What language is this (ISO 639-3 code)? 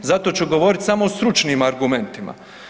hrv